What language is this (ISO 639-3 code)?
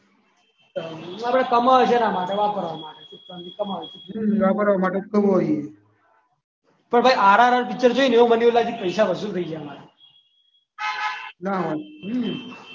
guj